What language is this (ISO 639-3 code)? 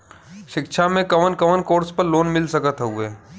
bho